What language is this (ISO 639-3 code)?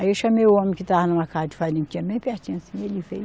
por